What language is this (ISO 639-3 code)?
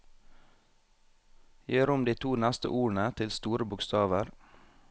nor